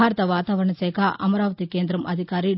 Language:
Telugu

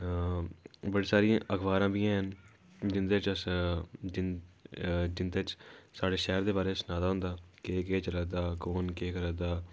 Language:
Dogri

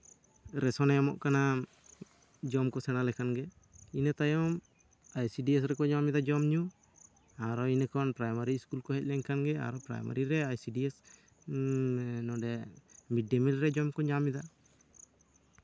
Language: Santali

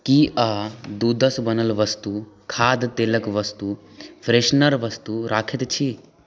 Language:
Maithili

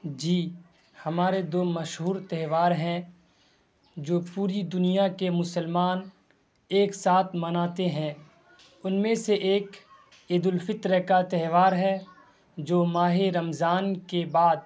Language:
Urdu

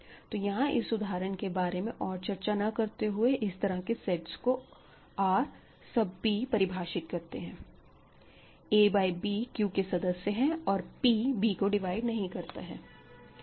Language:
Hindi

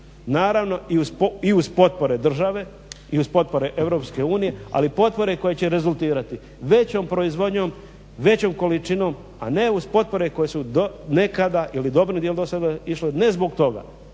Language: Croatian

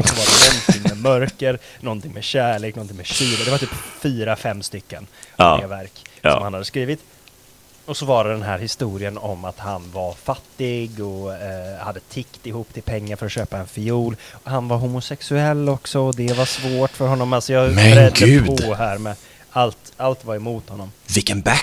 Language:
Swedish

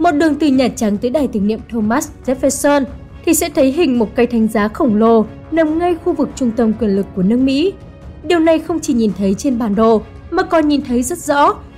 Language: Vietnamese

